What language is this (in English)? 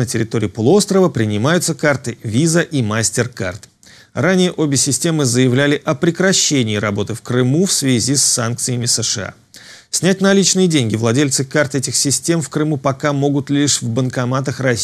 Russian